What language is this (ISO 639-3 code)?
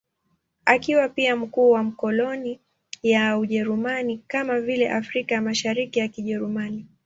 swa